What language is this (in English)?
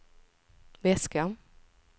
Swedish